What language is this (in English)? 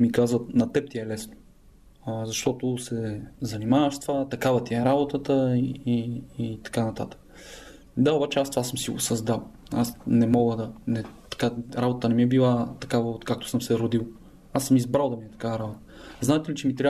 Bulgarian